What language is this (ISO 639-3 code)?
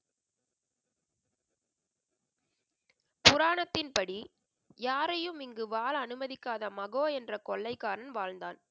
tam